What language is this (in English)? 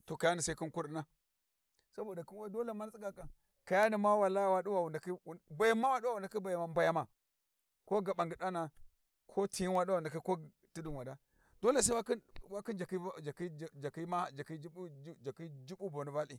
Warji